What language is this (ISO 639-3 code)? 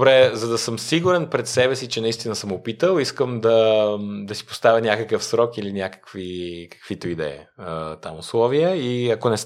bul